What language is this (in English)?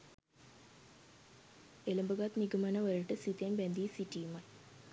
Sinhala